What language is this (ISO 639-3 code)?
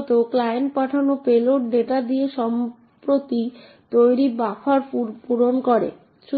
ben